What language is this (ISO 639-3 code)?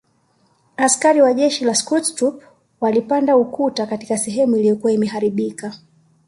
swa